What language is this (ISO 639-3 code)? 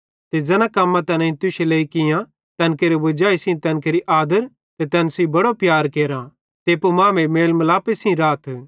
bhd